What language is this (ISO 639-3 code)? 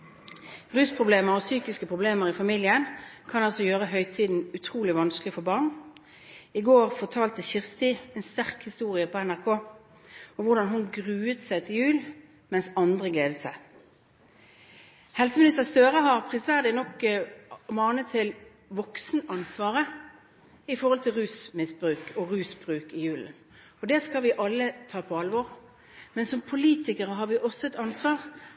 nob